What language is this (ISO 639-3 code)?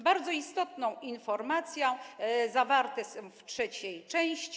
pol